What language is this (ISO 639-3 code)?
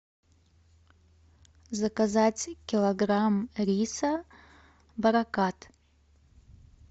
rus